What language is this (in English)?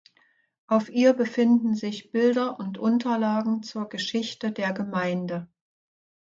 German